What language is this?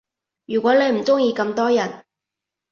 Cantonese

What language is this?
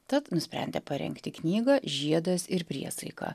Lithuanian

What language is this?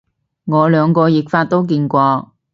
Cantonese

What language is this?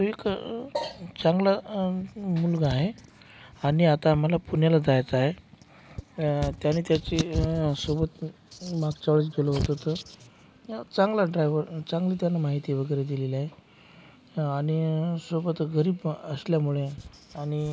Marathi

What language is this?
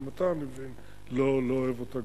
Hebrew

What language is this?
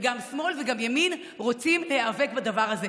Hebrew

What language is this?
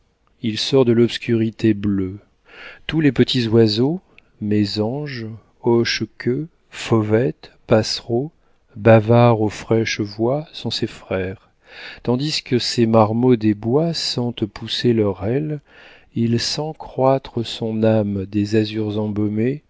French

